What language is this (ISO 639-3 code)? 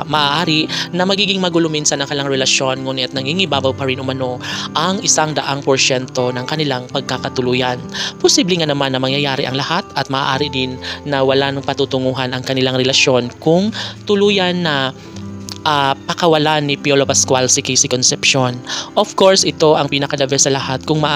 fil